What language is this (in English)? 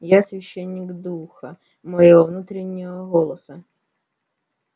Russian